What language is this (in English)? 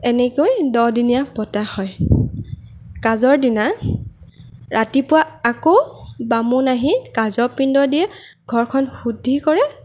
Assamese